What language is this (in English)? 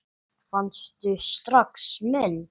Icelandic